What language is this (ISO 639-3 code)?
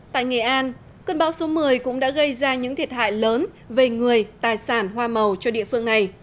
vie